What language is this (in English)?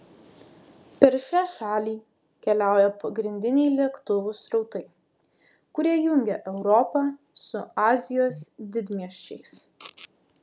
Lithuanian